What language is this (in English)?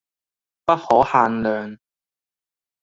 Cantonese